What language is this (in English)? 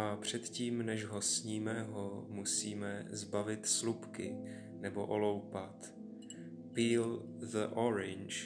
Czech